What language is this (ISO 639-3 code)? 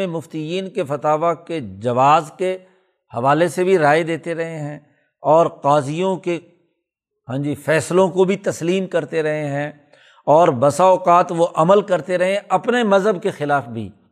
urd